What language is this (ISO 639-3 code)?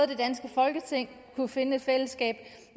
dan